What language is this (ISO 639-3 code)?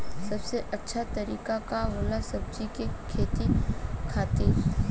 bho